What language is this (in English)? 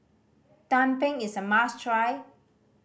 English